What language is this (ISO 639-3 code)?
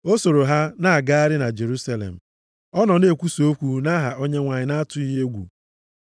ibo